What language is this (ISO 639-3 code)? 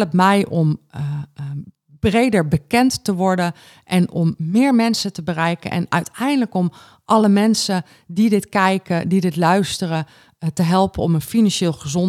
nld